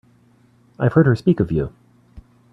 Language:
English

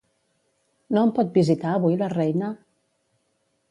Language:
Catalan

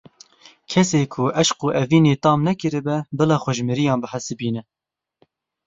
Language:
Kurdish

